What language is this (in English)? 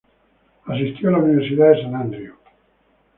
Spanish